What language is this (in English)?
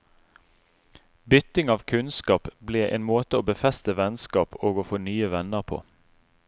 Norwegian